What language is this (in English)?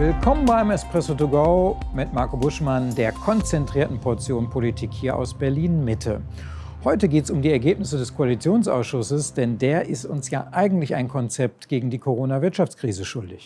German